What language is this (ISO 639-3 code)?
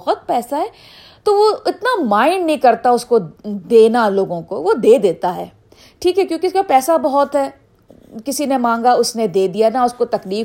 urd